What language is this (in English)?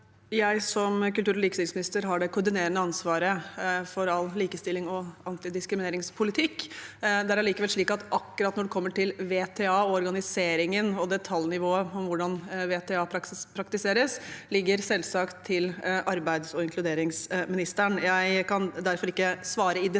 Norwegian